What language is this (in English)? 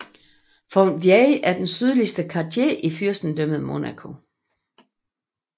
Danish